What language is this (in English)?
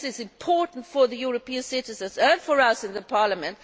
English